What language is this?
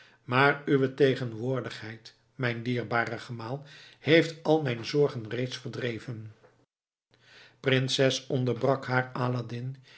Dutch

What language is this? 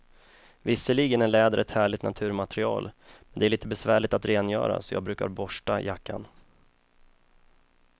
Swedish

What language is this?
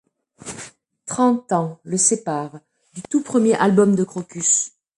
French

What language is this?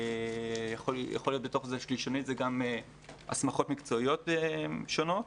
Hebrew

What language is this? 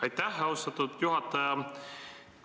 Estonian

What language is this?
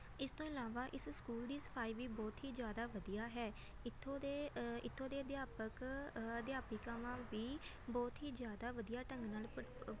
Punjabi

